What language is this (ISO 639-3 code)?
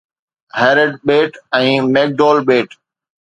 snd